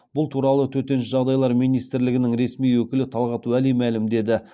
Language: Kazakh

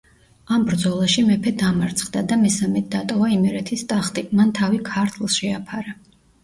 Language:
Georgian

